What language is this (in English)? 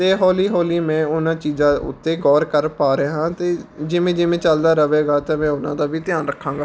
Punjabi